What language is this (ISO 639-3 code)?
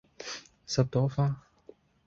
yue